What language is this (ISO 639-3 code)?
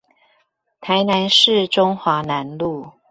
zho